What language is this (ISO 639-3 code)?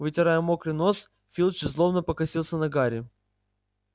rus